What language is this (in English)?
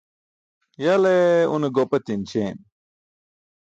Burushaski